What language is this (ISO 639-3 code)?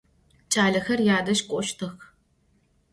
ady